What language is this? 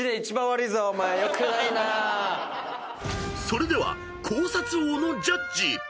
Japanese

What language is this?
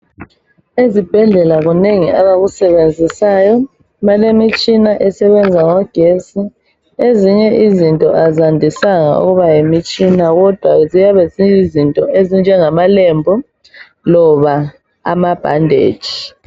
North Ndebele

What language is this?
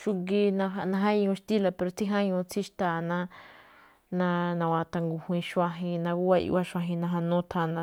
Malinaltepec Me'phaa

